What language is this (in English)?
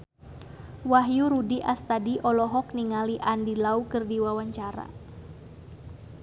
Sundanese